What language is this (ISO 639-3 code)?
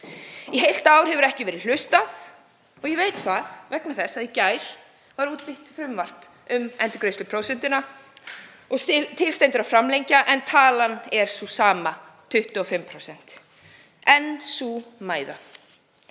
isl